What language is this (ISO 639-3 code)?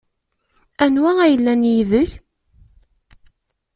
kab